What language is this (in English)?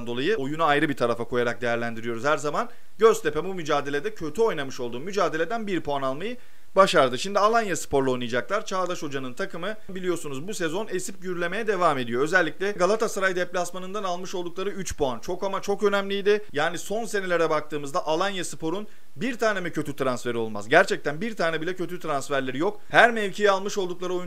Turkish